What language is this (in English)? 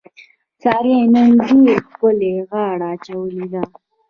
Pashto